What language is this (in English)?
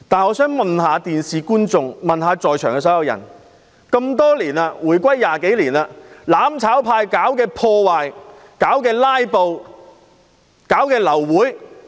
Cantonese